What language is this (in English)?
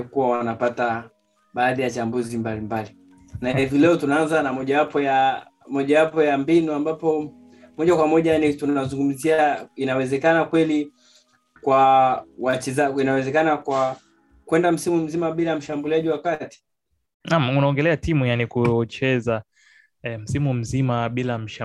Swahili